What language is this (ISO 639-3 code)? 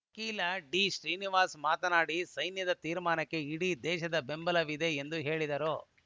kan